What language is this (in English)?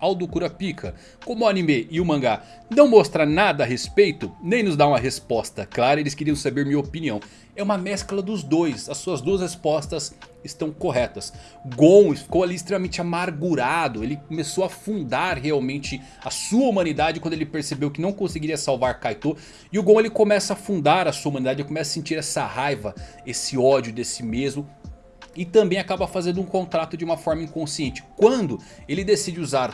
Portuguese